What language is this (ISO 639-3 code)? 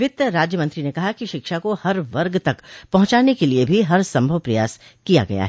hin